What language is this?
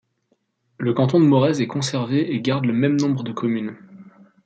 French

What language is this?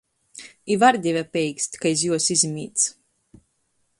Latgalian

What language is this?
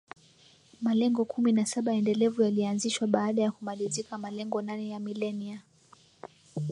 Swahili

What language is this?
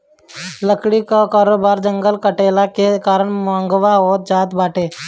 Bhojpuri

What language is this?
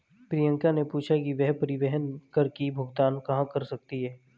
Hindi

